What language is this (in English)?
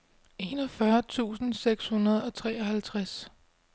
Danish